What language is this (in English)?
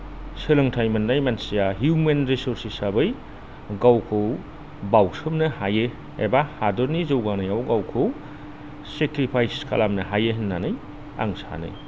Bodo